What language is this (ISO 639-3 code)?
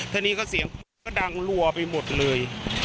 tha